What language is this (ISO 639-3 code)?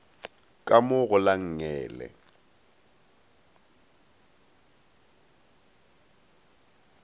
nso